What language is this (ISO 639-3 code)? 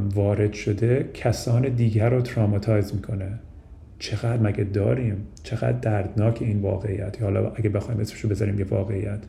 fas